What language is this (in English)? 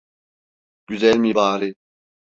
Turkish